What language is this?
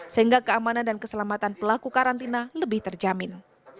Indonesian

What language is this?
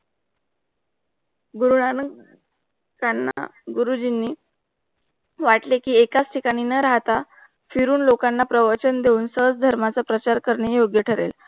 Marathi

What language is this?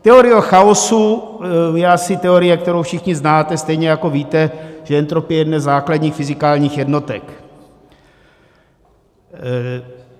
Czech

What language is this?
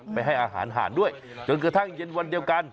Thai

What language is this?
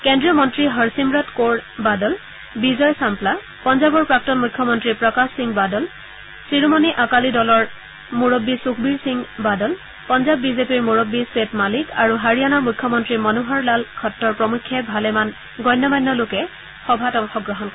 Assamese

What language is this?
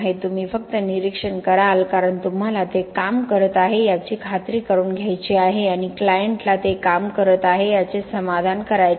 Marathi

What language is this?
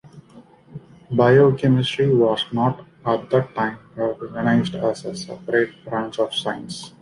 English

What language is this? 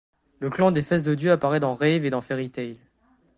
French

